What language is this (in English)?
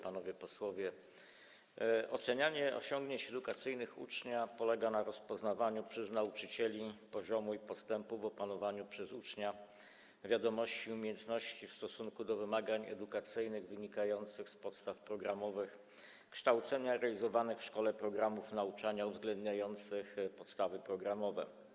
Polish